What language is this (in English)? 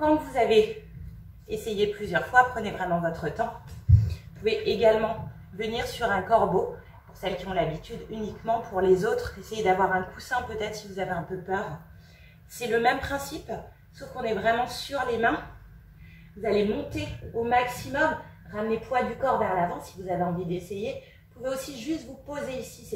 French